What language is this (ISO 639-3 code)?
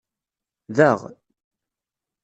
kab